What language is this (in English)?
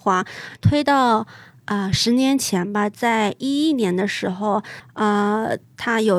Chinese